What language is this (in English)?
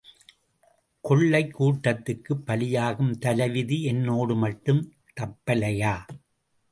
Tamil